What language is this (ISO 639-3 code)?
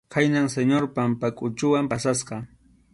qxu